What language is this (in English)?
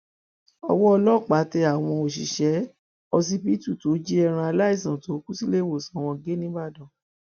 Yoruba